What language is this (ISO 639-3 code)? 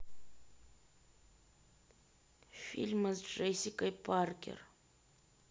rus